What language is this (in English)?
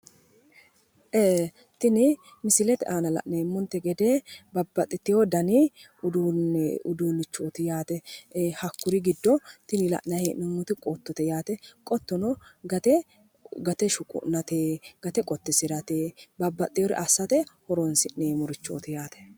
Sidamo